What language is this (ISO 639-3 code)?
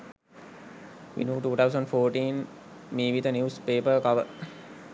sin